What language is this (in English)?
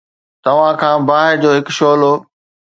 Sindhi